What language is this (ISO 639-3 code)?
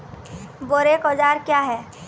mai